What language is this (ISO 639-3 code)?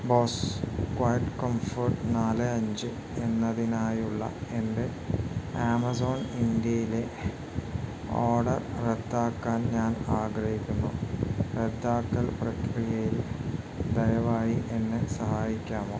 mal